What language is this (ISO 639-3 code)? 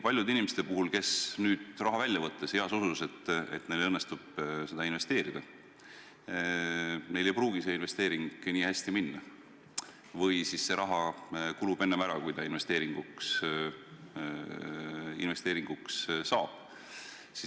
est